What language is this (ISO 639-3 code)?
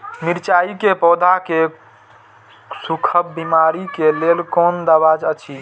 mai